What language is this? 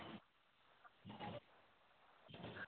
Maithili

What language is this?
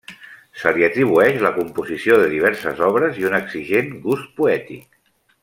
Catalan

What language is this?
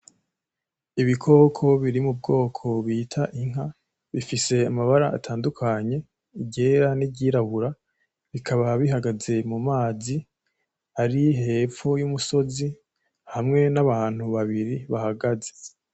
Rundi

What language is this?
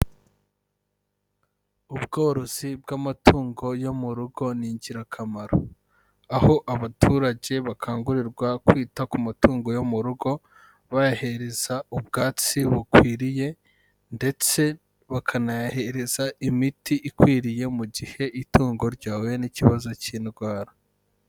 Kinyarwanda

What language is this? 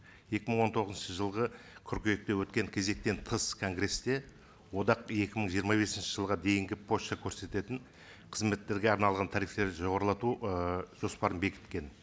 Kazakh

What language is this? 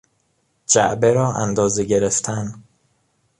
Persian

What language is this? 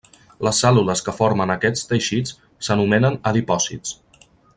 Catalan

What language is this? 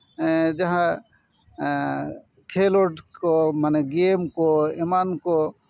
Santali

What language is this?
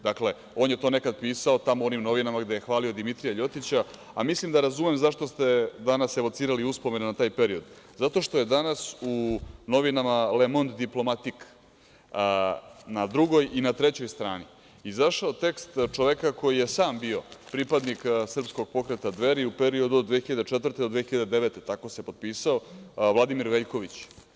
Serbian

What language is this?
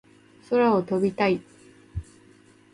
Japanese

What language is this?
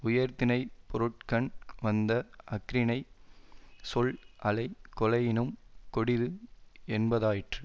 Tamil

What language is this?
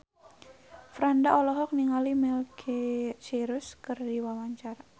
Sundanese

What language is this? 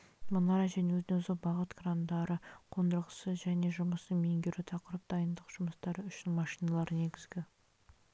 Kazakh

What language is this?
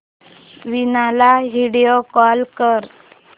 Marathi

